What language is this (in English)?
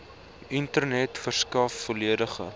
Afrikaans